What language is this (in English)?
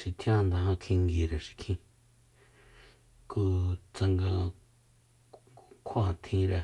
Soyaltepec Mazatec